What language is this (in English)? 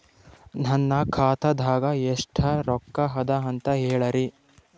Kannada